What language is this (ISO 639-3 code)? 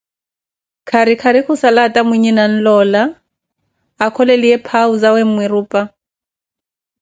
eko